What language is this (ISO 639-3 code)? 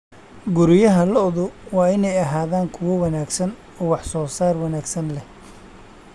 som